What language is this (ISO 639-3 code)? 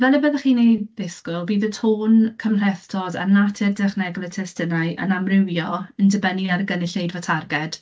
cym